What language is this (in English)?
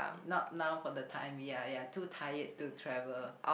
English